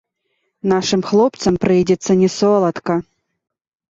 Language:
Belarusian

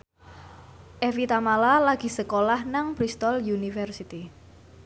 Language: Javanese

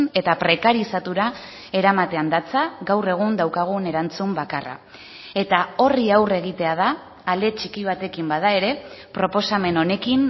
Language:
Basque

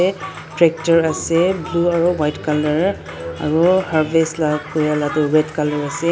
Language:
Naga Pidgin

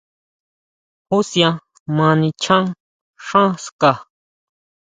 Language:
Huautla Mazatec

